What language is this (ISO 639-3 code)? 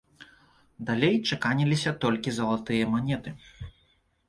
bel